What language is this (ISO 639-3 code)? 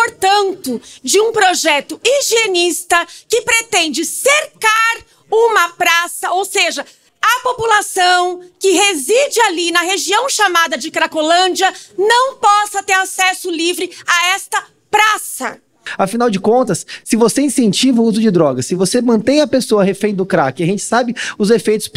por